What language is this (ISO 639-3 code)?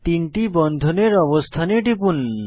ben